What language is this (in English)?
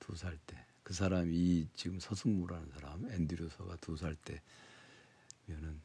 Korean